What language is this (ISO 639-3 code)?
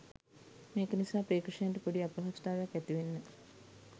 sin